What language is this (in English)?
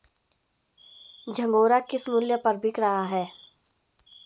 Hindi